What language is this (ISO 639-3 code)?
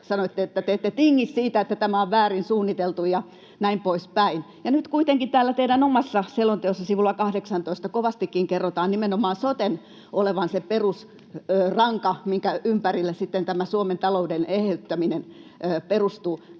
fin